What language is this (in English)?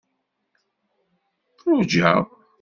Kabyle